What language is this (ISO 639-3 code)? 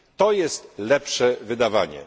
pol